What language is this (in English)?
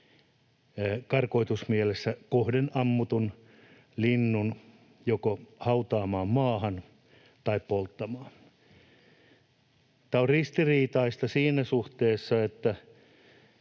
Finnish